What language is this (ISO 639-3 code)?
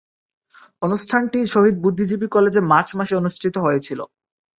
ben